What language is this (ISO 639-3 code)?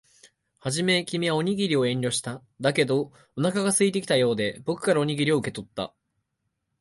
jpn